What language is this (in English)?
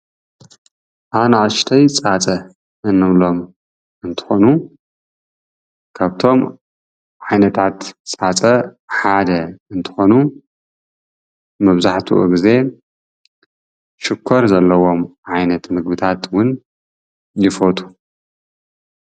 Tigrinya